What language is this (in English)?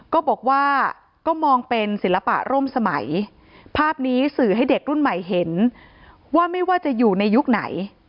Thai